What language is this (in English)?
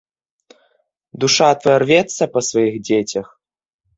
Belarusian